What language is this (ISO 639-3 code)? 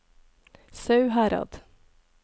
nor